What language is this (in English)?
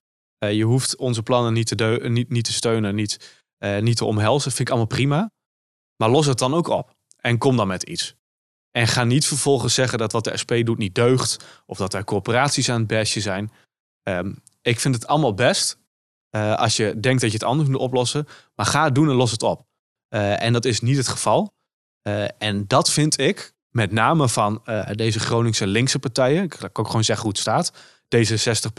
Dutch